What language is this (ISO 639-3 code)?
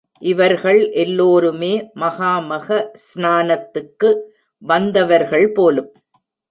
tam